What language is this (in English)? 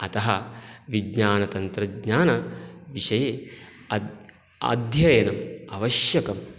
Sanskrit